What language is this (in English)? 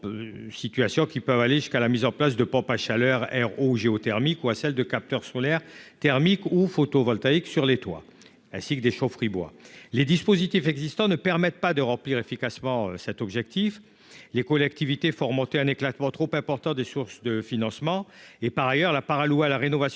French